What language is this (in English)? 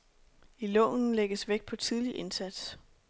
Danish